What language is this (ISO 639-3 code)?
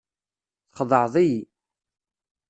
kab